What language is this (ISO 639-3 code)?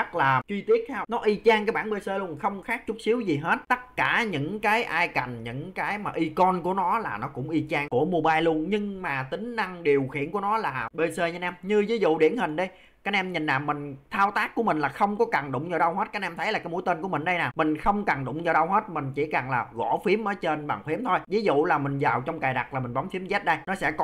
vie